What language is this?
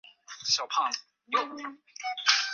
Chinese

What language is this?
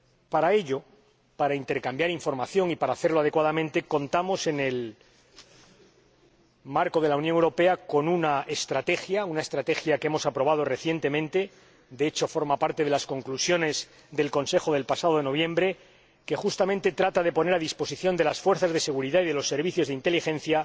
Spanish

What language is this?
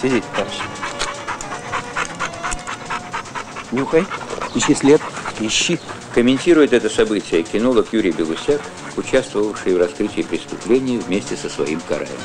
Russian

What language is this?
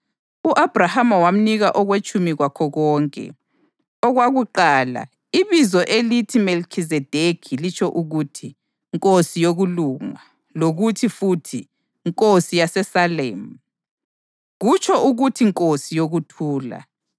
North Ndebele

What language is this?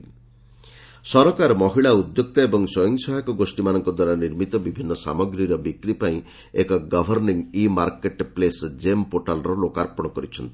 Odia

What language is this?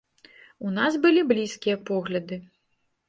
Belarusian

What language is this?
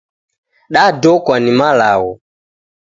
Taita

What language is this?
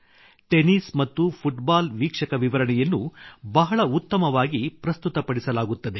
Kannada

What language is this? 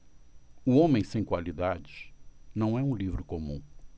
Portuguese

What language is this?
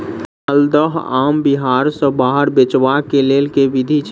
Maithili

